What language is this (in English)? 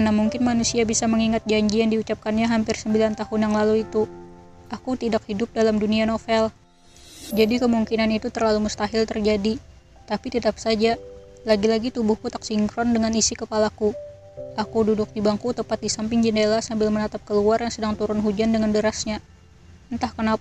Indonesian